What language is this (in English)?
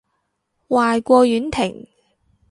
Cantonese